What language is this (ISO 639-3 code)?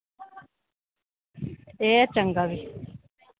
doi